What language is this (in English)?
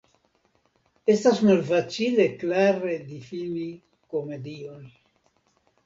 Esperanto